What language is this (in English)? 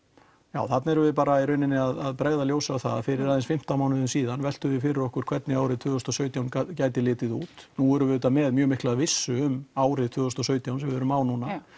Icelandic